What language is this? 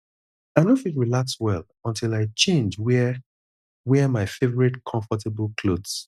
Nigerian Pidgin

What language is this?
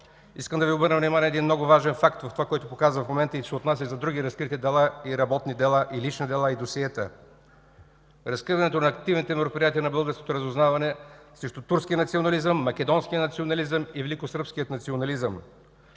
Bulgarian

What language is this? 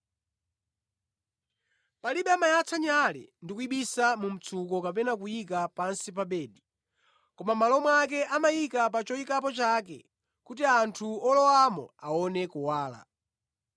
Nyanja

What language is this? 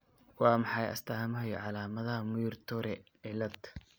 Somali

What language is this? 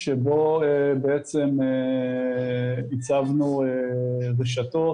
Hebrew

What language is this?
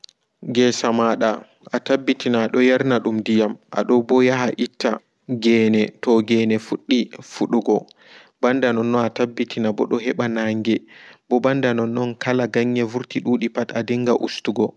Fula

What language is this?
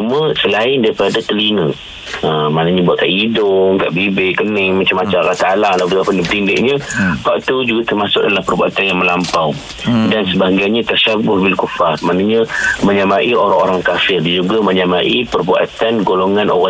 Malay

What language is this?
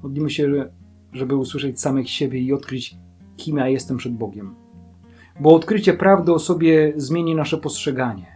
Polish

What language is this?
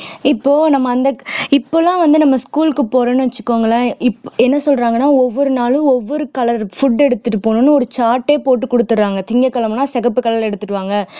Tamil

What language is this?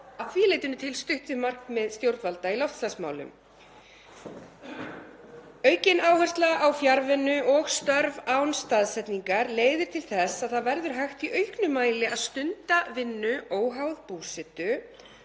Icelandic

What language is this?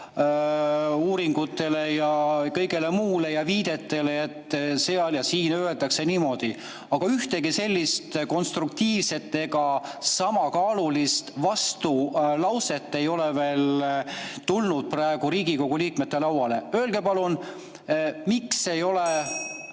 Estonian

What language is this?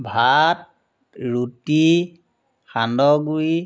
Assamese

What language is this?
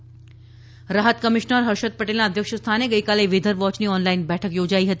Gujarati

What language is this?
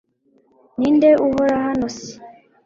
Kinyarwanda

